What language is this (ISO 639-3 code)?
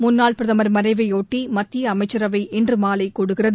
tam